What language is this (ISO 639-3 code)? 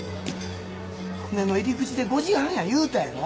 jpn